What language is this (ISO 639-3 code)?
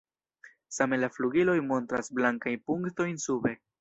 epo